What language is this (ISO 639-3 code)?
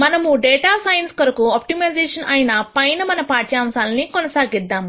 tel